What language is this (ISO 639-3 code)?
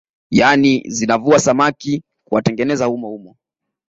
swa